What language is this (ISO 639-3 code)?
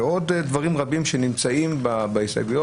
heb